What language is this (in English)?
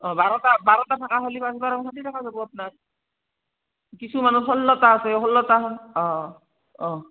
Assamese